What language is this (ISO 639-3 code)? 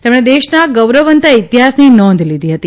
guj